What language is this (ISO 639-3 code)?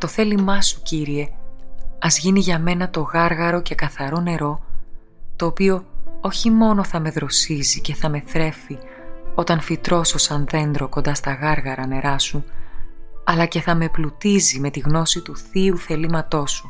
ell